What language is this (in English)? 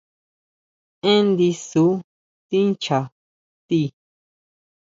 Huautla Mazatec